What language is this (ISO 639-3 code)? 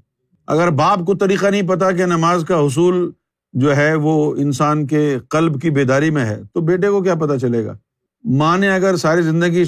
urd